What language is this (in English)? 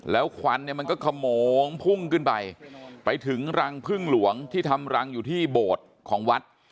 Thai